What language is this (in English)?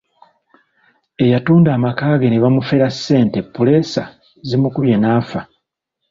Ganda